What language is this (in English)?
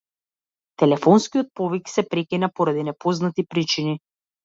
Macedonian